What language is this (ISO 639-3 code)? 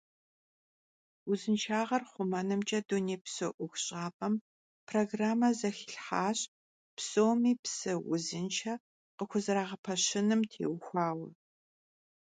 kbd